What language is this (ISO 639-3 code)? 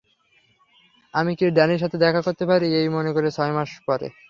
ben